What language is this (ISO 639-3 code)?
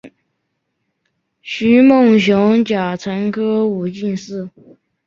zho